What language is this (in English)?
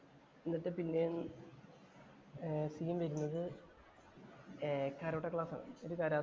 Malayalam